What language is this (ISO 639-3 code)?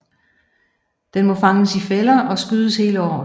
dan